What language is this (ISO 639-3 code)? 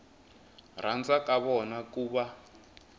tso